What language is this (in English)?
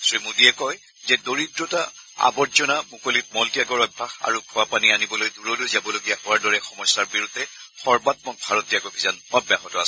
Assamese